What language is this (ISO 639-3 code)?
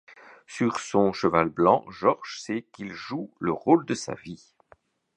fra